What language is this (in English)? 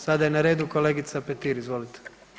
Croatian